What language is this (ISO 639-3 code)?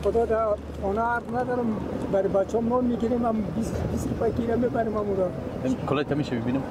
fas